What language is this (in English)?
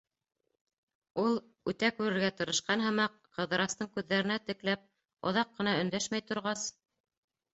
Bashkir